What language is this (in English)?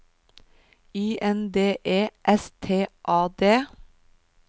Norwegian